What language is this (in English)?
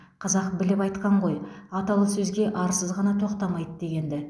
Kazakh